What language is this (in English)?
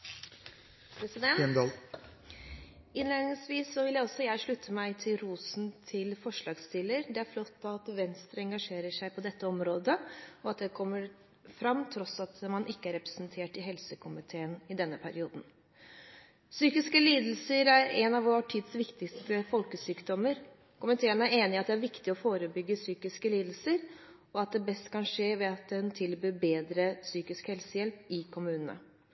Norwegian